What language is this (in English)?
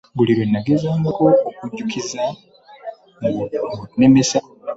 Ganda